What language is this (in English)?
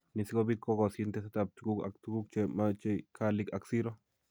Kalenjin